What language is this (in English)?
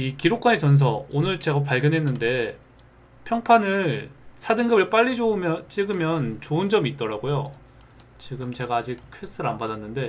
Korean